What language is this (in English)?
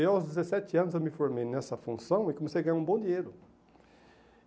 Portuguese